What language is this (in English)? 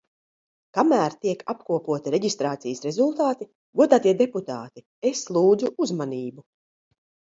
Latvian